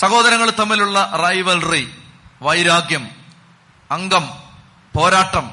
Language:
Malayalam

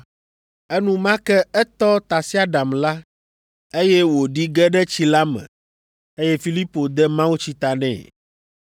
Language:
Ewe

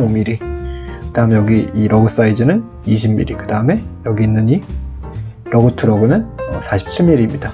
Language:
Korean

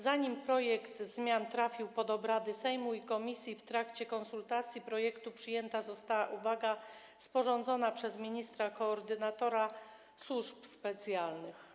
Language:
Polish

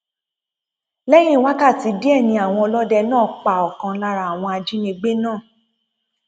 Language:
Yoruba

